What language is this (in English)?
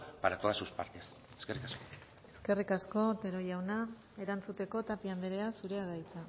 Basque